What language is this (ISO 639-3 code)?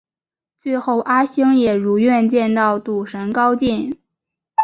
zho